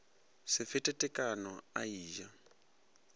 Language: Northern Sotho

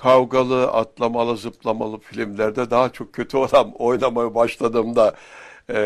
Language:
Turkish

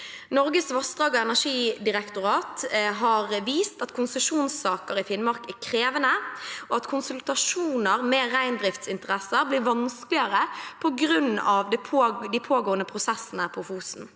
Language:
Norwegian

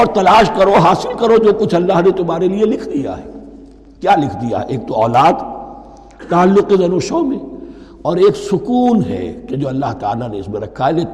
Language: Urdu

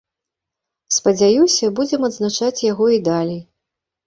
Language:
Belarusian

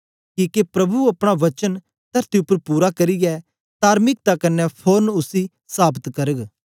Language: Dogri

